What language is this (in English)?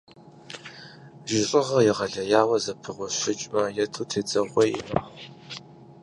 Kabardian